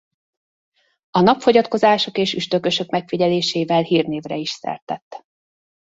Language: Hungarian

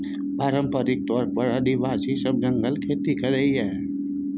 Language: Maithili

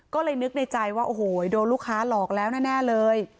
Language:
Thai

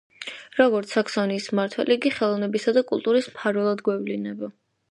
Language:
Georgian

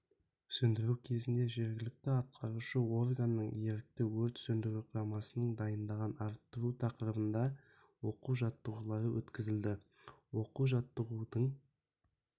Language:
Kazakh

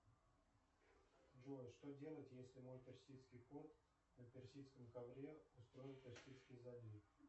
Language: Russian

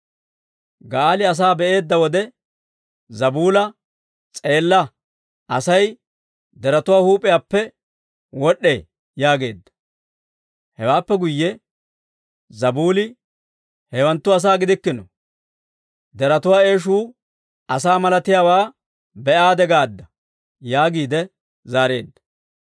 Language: Dawro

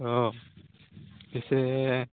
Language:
Assamese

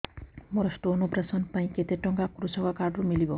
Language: Odia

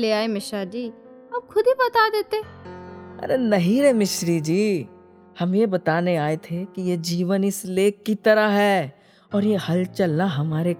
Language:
Hindi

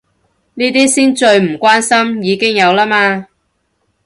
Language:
Cantonese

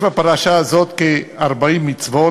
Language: Hebrew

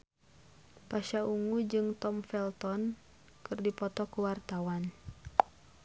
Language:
Sundanese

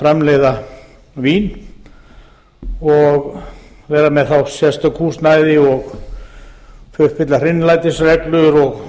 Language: Icelandic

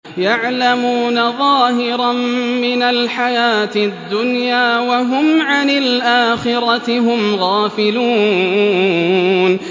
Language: Arabic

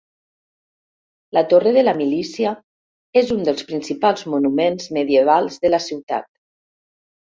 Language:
Catalan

